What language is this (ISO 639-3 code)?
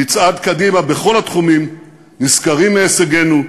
heb